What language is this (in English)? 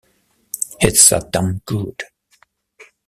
English